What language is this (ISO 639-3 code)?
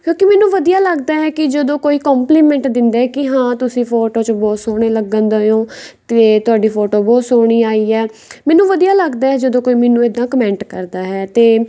pan